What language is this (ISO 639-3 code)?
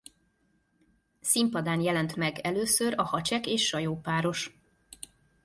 hun